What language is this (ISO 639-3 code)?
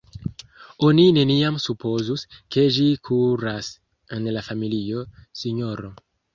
epo